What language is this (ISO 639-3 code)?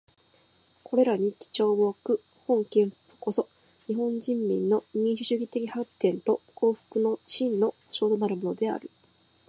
jpn